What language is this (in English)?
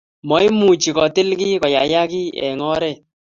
Kalenjin